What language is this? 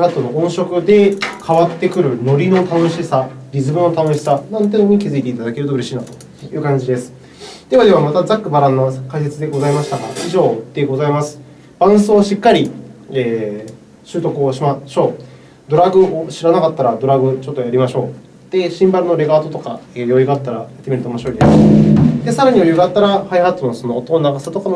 Japanese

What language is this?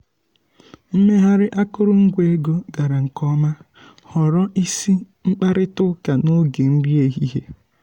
Igbo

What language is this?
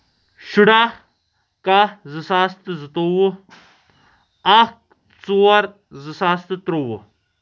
Kashmiri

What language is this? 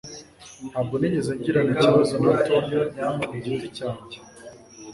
Kinyarwanda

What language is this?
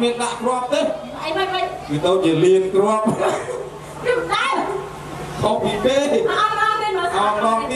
Thai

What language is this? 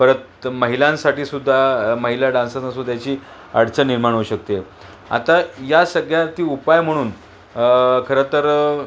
Marathi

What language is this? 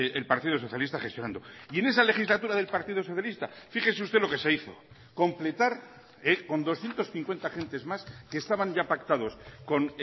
Spanish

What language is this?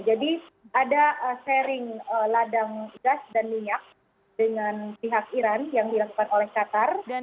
Indonesian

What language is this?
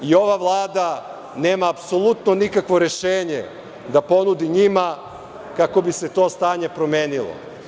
Serbian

